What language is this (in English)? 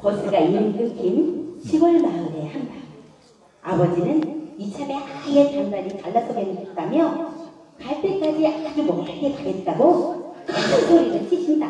Korean